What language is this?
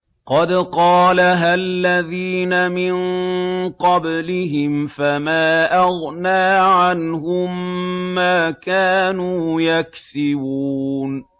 Arabic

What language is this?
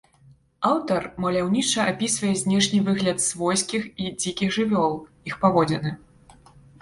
Belarusian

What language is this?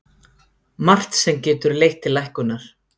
Icelandic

